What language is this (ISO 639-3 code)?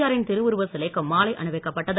tam